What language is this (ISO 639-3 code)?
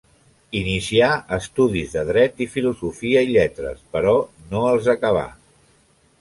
cat